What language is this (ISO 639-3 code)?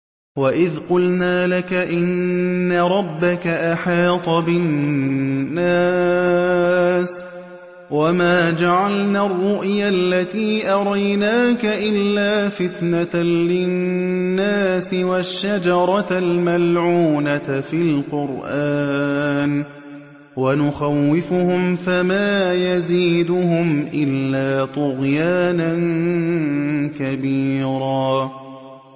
ara